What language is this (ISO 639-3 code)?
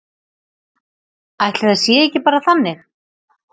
isl